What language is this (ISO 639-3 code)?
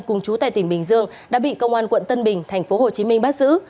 vie